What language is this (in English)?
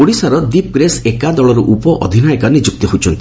Odia